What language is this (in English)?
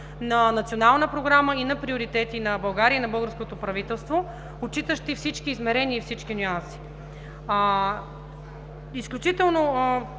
Bulgarian